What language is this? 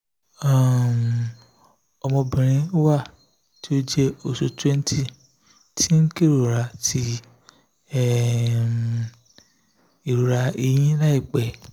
Yoruba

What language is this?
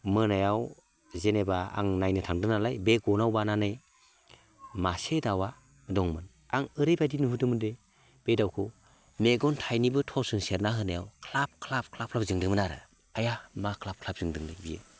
Bodo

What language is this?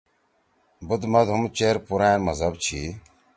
Torwali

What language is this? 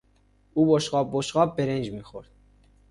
Persian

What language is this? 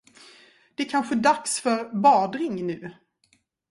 Swedish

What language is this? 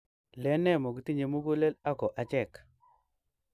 Kalenjin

